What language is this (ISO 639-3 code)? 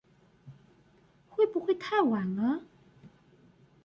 zho